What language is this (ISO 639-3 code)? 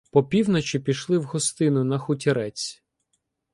ukr